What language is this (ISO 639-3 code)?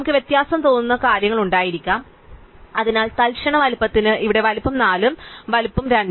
mal